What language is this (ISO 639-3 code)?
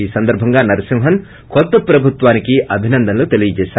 tel